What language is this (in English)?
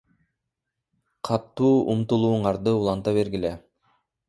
Kyrgyz